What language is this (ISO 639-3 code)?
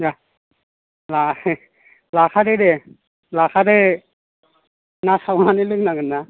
brx